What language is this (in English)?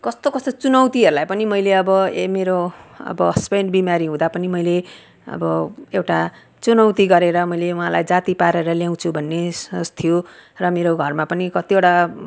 Nepali